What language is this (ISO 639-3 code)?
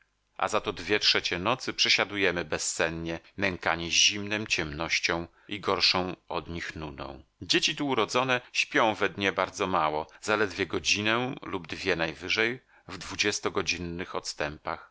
pol